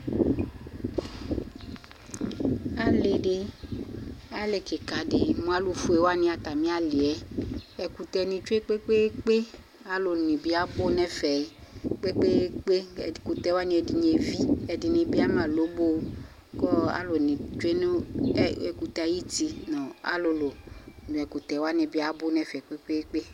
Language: Ikposo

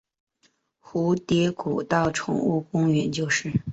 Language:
Chinese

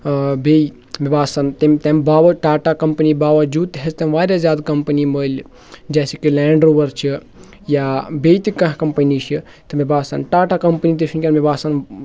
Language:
Kashmiri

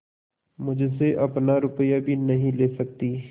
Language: Hindi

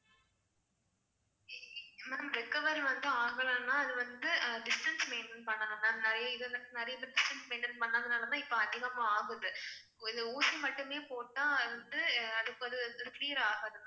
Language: Tamil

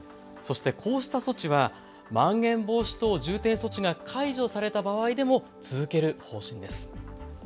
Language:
Japanese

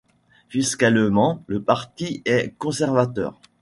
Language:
French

